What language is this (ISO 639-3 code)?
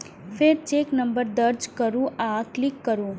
mai